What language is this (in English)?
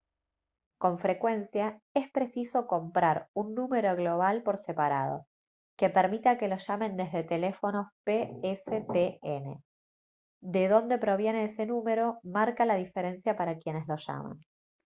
Spanish